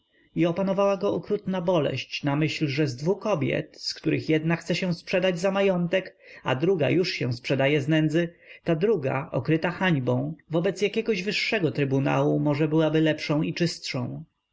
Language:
Polish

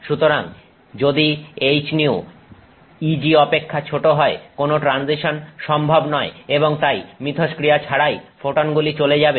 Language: Bangla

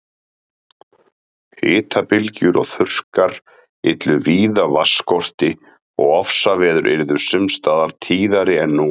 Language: Icelandic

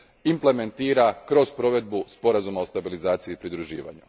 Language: Croatian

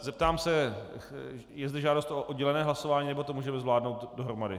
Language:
Czech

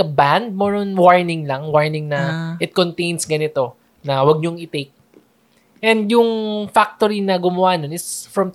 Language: Filipino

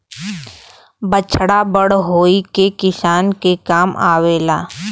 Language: Bhojpuri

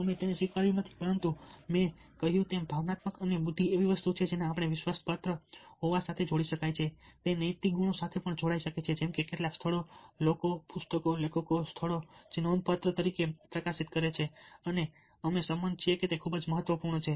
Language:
Gujarati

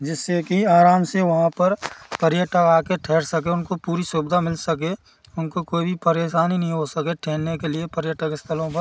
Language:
Hindi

